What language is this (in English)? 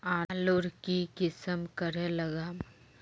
Magahi